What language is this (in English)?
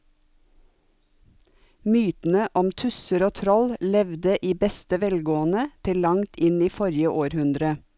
Norwegian